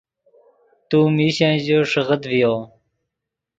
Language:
Yidgha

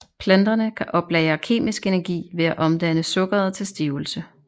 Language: Danish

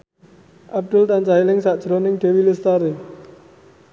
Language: Javanese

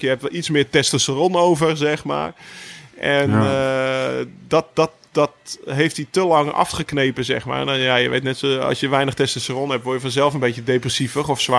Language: Dutch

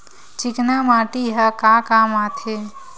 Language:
Chhattisgarhi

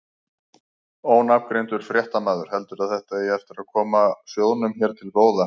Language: Icelandic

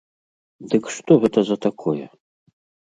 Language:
Belarusian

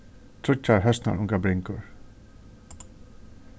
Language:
Faroese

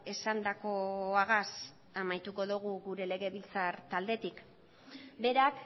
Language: Basque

